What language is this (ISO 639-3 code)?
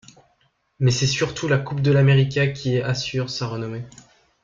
fra